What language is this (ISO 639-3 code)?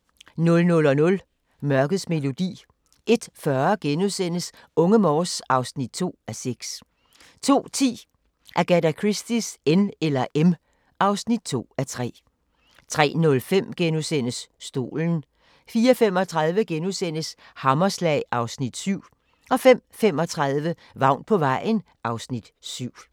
dan